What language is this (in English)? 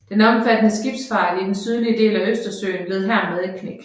Danish